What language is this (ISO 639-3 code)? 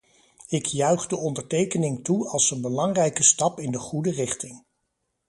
nld